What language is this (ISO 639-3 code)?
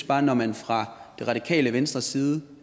dan